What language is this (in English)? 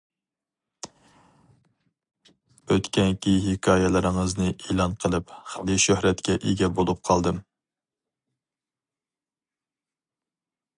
Uyghur